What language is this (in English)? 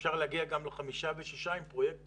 Hebrew